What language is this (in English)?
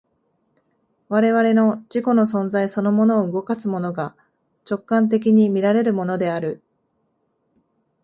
Japanese